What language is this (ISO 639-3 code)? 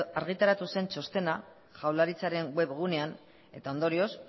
eus